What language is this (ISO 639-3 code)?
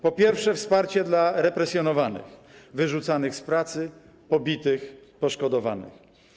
pol